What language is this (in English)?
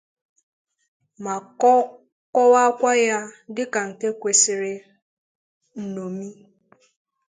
Igbo